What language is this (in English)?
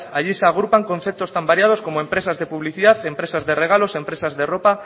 Spanish